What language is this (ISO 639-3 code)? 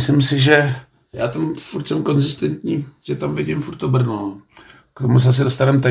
ces